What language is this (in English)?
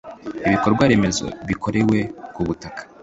Kinyarwanda